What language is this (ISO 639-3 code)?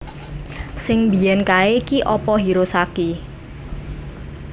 jav